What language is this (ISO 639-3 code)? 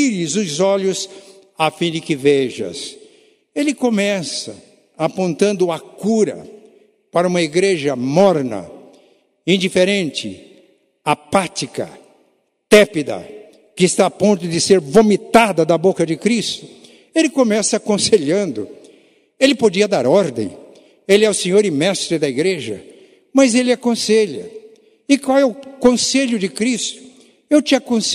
por